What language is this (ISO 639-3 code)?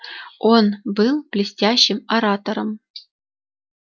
rus